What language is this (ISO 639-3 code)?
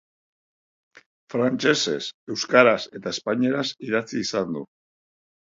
eus